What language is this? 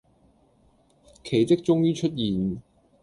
Cantonese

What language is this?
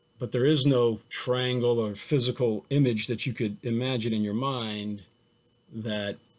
English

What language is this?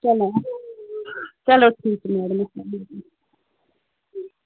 Kashmiri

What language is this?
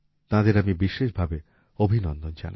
Bangla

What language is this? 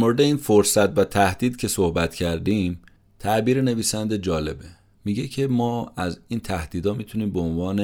Persian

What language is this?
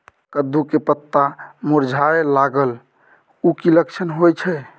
Maithili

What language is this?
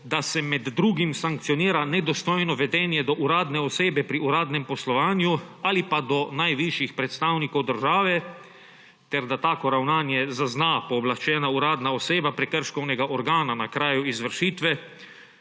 Slovenian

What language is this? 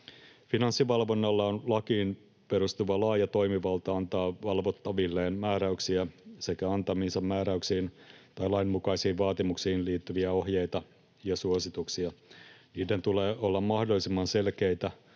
Finnish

